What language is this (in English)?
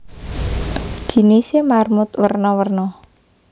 Javanese